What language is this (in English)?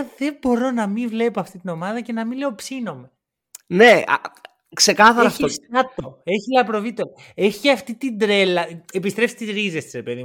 Greek